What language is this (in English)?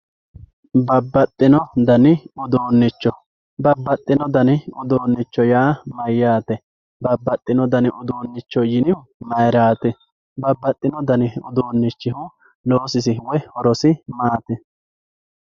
Sidamo